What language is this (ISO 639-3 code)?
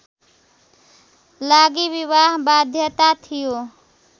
nep